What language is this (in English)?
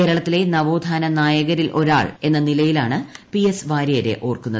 Malayalam